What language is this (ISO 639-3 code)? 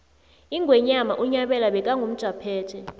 nbl